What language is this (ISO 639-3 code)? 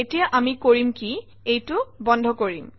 asm